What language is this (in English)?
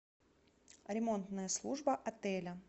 Russian